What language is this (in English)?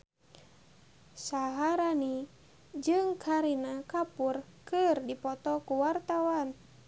Sundanese